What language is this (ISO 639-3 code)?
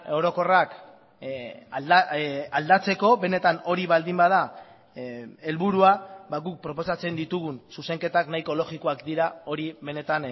eus